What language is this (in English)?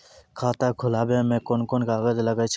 Maithili